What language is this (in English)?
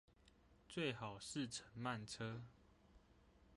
Chinese